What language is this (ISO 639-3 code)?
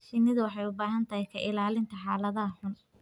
som